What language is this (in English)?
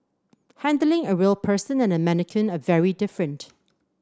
English